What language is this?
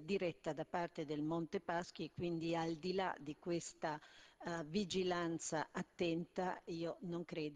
Italian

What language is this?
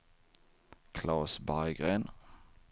Swedish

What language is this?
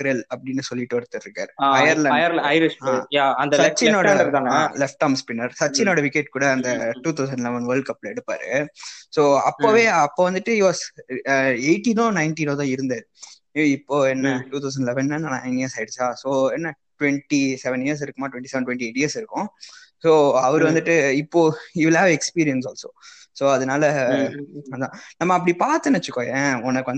Tamil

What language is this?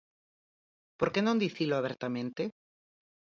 Galician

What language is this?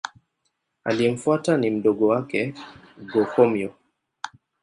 Swahili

